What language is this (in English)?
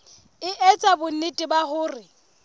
Southern Sotho